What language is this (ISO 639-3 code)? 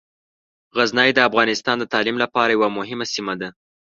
pus